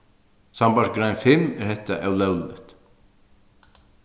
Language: Faroese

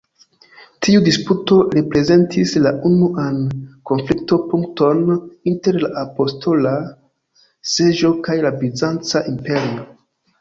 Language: Esperanto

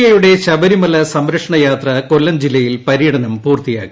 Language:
Malayalam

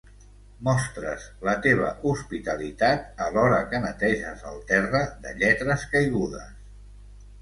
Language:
Catalan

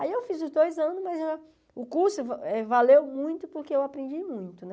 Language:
Portuguese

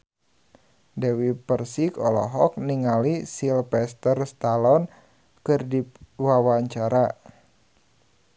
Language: Sundanese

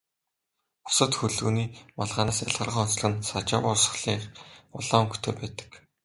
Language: Mongolian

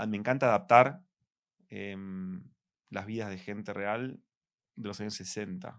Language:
Spanish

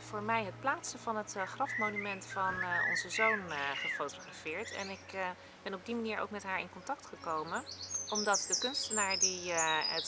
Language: Dutch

